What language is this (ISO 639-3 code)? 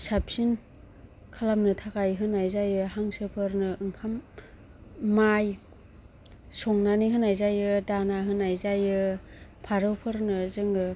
brx